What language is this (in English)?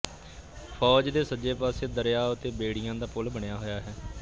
Punjabi